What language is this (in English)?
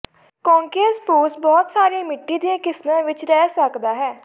Punjabi